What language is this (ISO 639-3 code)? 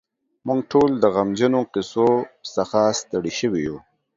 pus